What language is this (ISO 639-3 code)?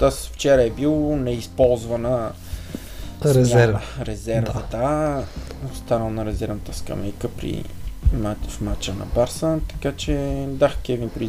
bul